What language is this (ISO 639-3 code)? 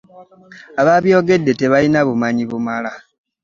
lug